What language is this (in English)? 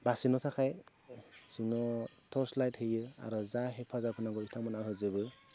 Bodo